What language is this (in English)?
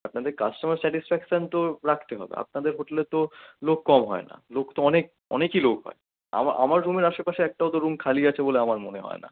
Bangla